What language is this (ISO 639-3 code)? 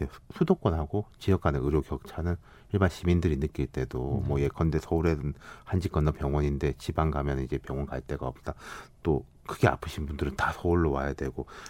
kor